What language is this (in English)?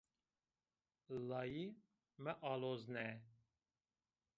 Zaza